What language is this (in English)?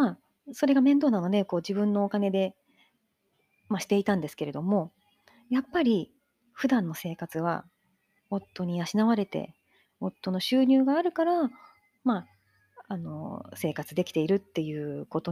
Japanese